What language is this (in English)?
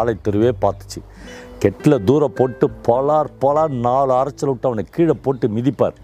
Tamil